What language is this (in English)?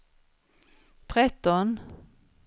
Swedish